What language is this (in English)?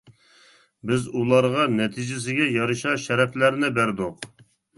Uyghur